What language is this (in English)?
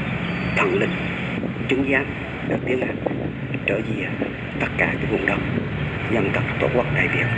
Vietnamese